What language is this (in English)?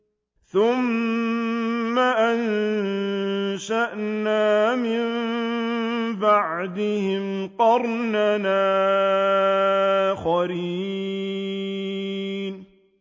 Arabic